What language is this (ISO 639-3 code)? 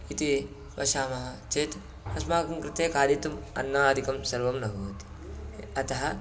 san